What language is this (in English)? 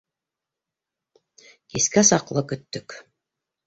Bashkir